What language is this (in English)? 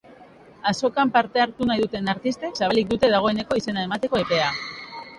Basque